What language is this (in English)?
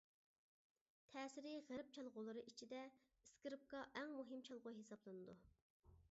Uyghur